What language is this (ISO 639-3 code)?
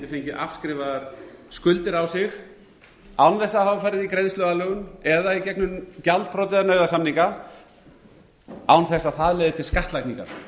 isl